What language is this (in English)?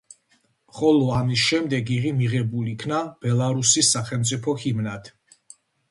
Georgian